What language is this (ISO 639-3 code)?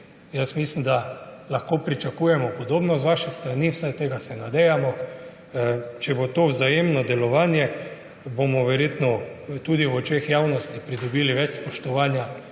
slv